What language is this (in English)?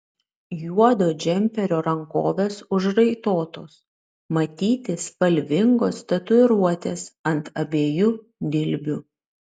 Lithuanian